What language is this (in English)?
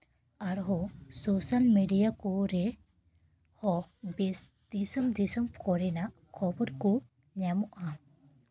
Santali